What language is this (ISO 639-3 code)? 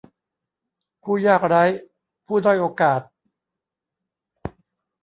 tha